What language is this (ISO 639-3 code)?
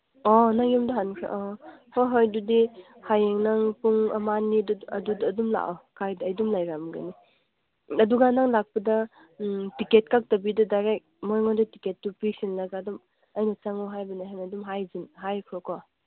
mni